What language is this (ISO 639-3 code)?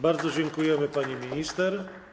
pol